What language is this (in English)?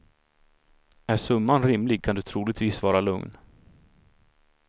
Swedish